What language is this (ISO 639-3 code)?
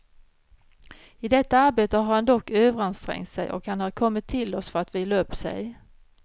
swe